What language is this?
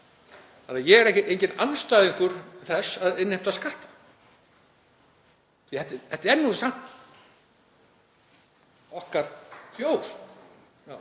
Icelandic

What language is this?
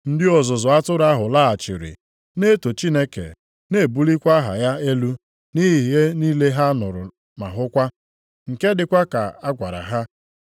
Igbo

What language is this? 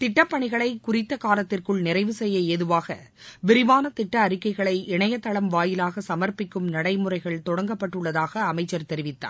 Tamil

